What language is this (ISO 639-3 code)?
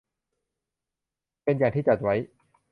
tha